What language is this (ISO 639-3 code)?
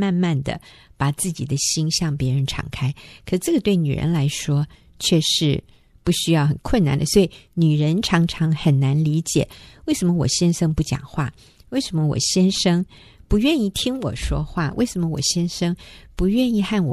zho